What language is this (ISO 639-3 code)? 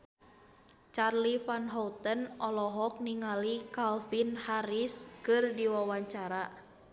sun